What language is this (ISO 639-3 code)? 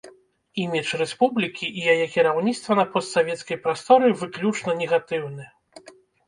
bel